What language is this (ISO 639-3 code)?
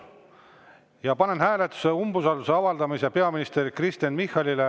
est